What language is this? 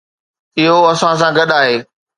Sindhi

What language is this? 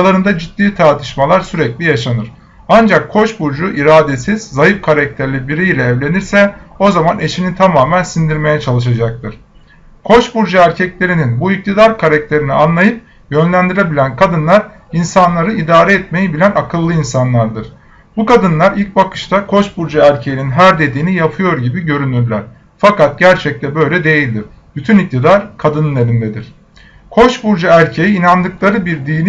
Turkish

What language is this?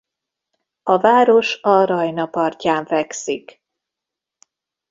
Hungarian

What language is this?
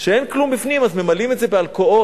Hebrew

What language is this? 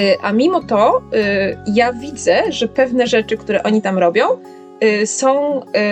Polish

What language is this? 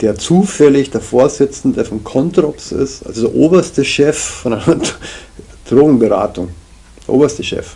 German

